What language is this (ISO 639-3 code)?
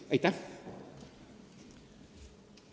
est